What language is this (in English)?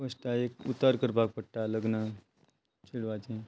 Konkani